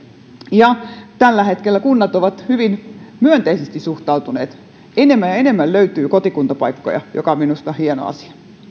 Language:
Finnish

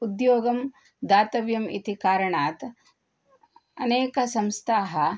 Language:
Sanskrit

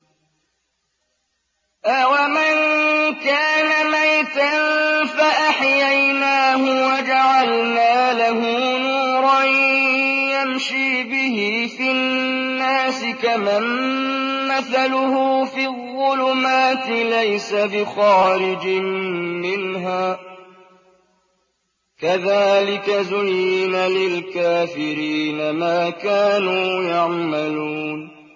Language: Arabic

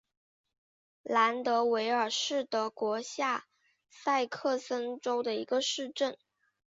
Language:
Chinese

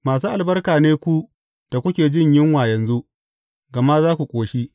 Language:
Hausa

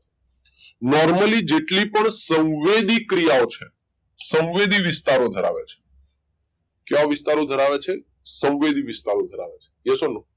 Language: Gujarati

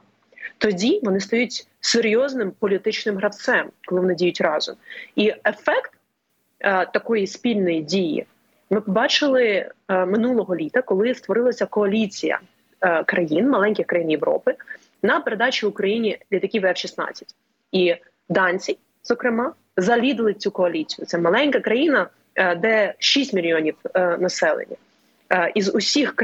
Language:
Ukrainian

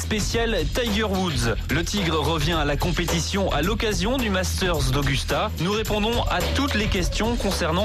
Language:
French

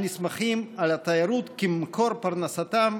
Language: Hebrew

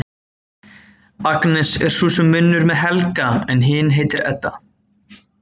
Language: Icelandic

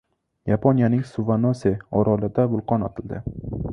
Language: Uzbek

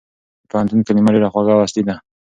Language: Pashto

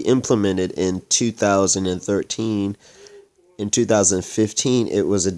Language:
English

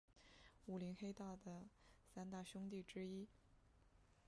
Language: Chinese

